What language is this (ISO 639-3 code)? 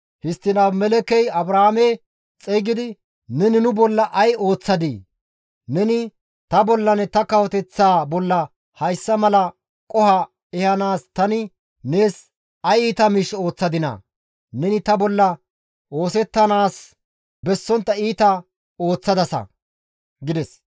gmv